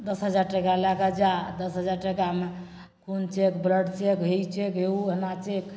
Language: Maithili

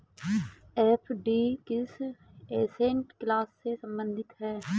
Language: Hindi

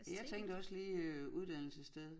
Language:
Danish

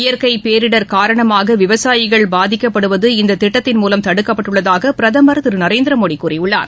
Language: Tamil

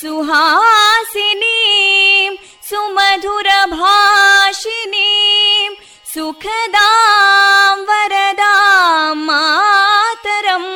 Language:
Kannada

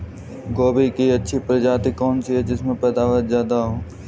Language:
Hindi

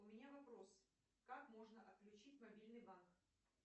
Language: Russian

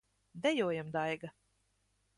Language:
Latvian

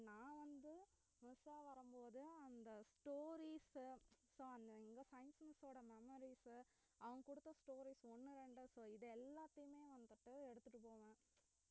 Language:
Tamil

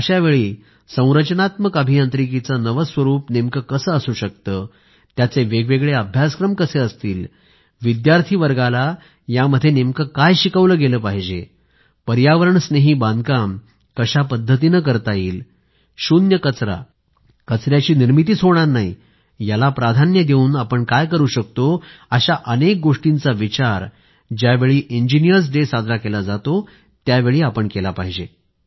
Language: Marathi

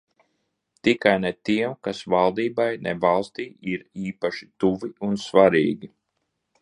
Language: Latvian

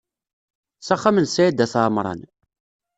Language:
Kabyle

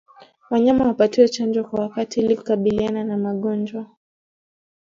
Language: Swahili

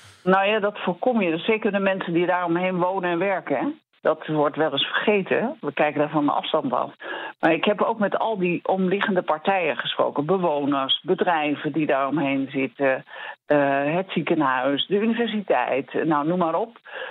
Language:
Dutch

